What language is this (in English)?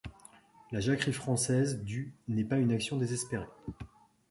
French